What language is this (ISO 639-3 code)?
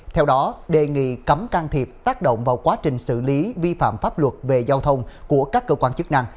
vie